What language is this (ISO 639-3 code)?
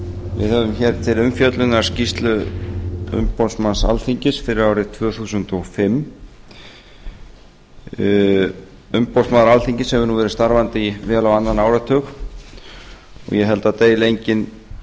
isl